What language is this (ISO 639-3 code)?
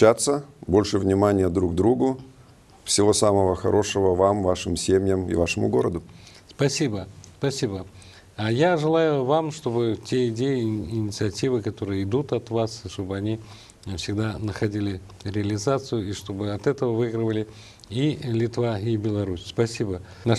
rus